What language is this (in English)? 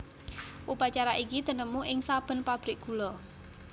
Javanese